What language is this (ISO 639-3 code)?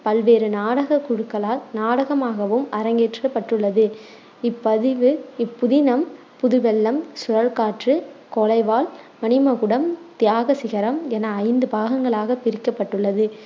tam